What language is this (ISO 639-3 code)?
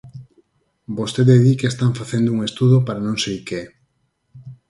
glg